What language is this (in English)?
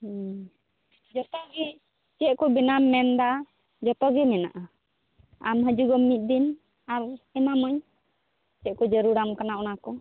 Santali